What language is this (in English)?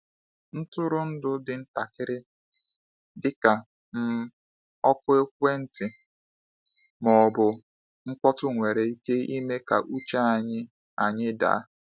Igbo